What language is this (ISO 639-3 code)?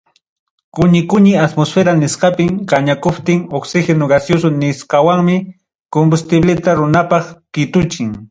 quy